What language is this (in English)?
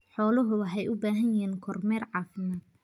Somali